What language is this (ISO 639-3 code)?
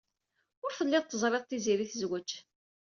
kab